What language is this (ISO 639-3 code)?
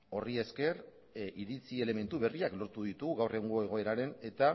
eus